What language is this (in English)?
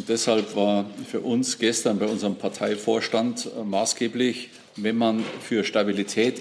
German